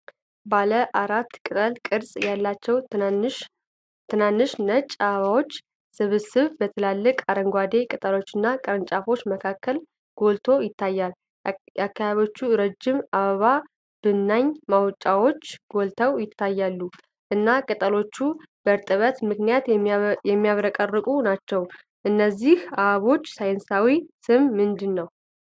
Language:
Amharic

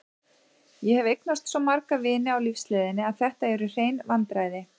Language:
Icelandic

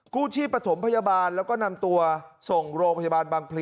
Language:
Thai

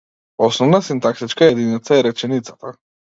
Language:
Macedonian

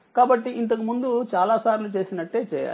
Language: Telugu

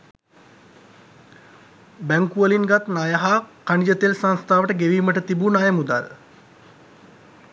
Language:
Sinhala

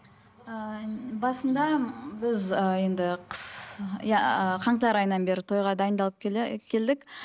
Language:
Kazakh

